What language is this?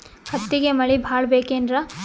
Kannada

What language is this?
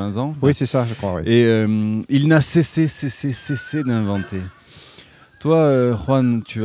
French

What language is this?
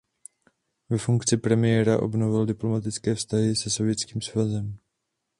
Czech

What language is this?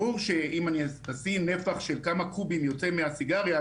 Hebrew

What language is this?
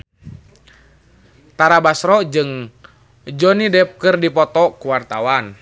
Sundanese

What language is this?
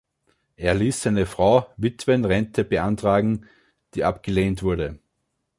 German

